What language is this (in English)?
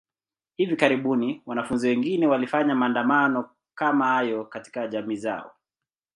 Swahili